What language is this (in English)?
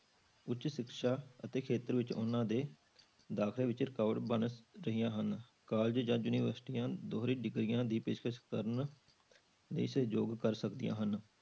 Punjabi